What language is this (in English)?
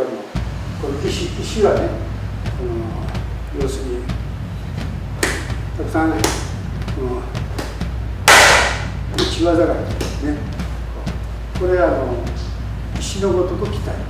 Japanese